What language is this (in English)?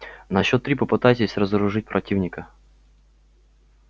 Russian